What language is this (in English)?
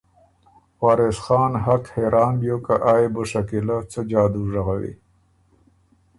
Ormuri